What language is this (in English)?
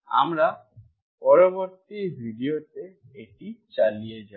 Bangla